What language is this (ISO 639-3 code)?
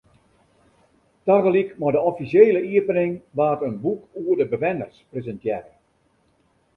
fry